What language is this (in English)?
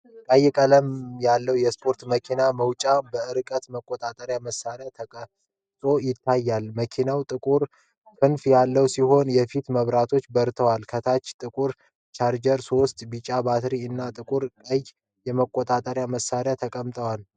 Amharic